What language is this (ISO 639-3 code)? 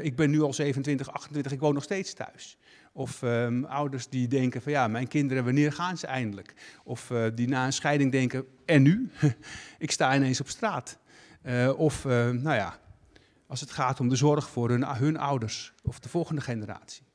nld